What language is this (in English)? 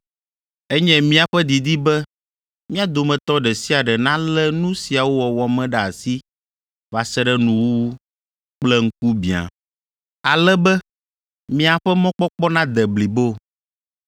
Ewe